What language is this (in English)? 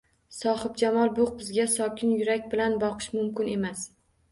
Uzbek